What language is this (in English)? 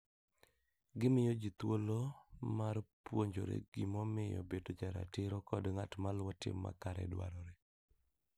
Luo (Kenya and Tanzania)